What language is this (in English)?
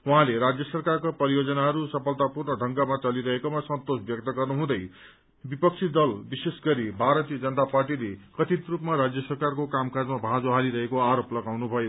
Nepali